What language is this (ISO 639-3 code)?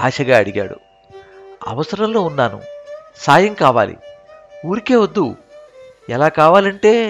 tel